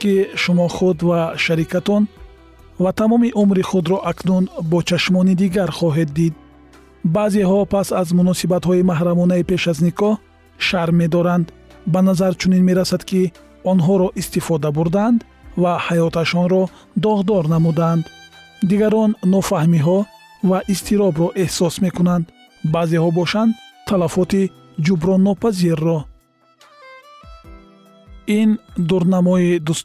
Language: Persian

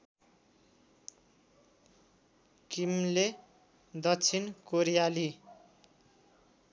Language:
Nepali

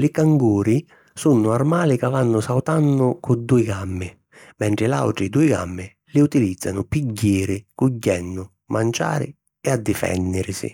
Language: Sicilian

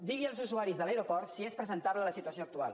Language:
Catalan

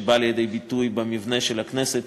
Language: Hebrew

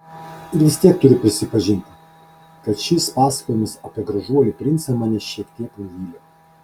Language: Lithuanian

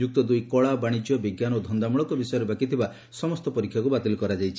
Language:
Odia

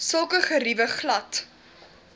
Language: Afrikaans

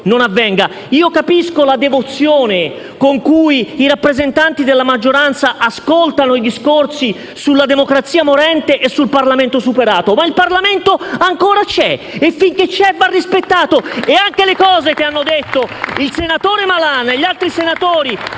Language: Italian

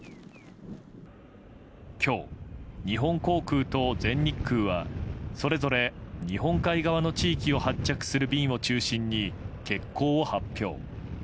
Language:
Japanese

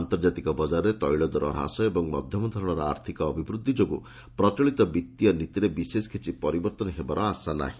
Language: Odia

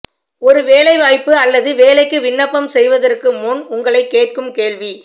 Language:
Tamil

